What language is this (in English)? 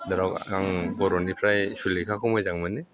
Bodo